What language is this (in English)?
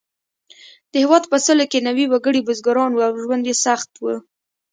Pashto